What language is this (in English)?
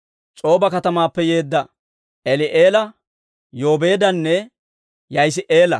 Dawro